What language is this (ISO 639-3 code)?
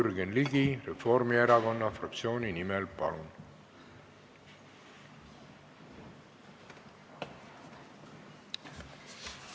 est